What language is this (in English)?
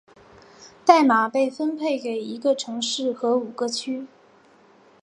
Chinese